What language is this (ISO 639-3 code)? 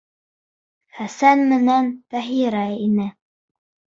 bak